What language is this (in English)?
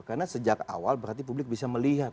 Indonesian